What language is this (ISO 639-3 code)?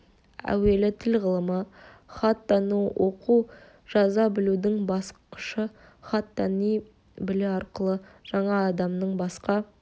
kaz